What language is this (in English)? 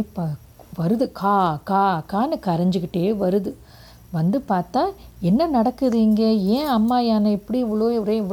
Tamil